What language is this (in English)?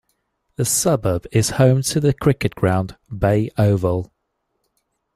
English